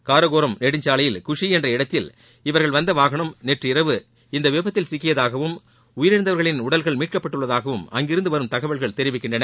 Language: Tamil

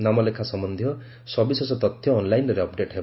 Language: Odia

